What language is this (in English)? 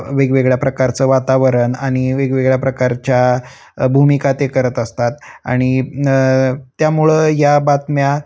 Marathi